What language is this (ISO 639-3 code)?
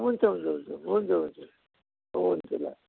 nep